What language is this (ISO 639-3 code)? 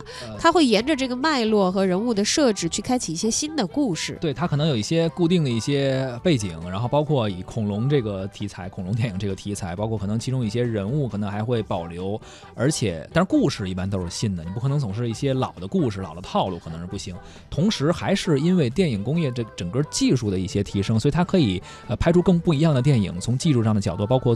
zho